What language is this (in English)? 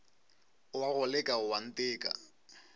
Northern Sotho